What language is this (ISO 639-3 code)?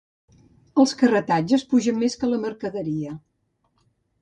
cat